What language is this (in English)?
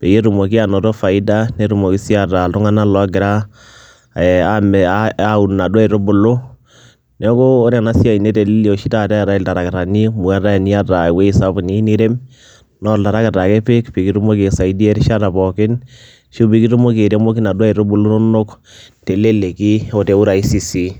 Masai